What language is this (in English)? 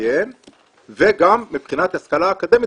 Hebrew